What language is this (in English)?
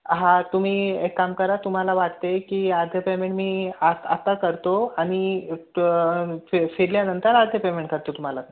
Marathi